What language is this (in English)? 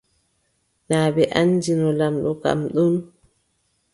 Adamawa Fulfulde